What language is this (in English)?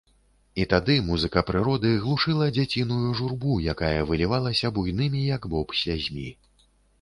Belarusian